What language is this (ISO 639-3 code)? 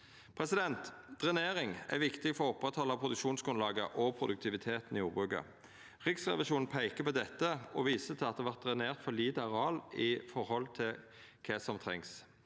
nor